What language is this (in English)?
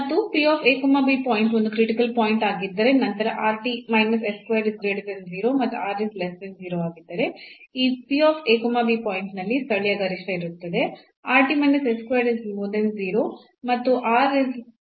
Kannada